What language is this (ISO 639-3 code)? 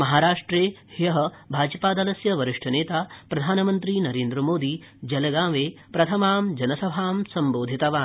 san